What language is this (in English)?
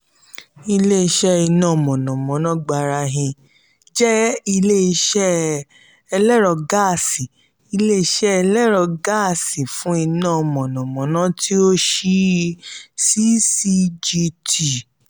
Yoruba